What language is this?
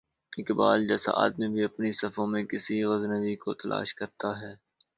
Urdu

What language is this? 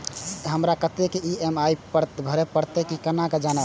Maithili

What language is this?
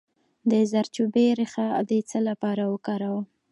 Pashto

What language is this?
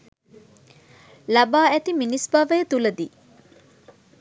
Sinhala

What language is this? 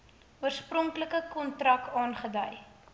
Afrikaans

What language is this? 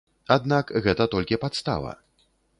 Belarusian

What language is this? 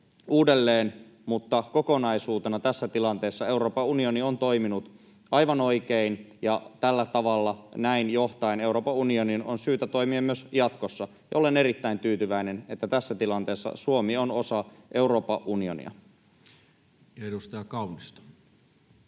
Finnish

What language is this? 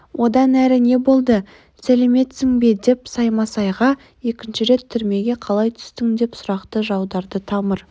Kazakh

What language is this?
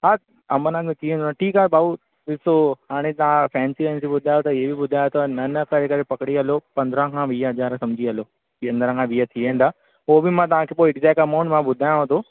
Sindhi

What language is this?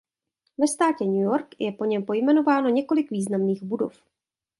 Czech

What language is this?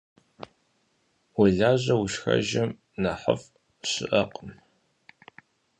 Kabardian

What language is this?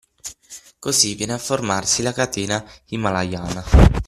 Italian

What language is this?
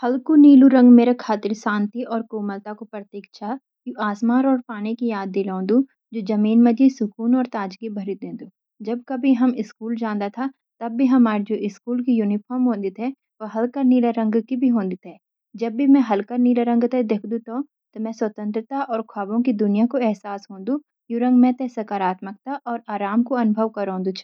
Garhwali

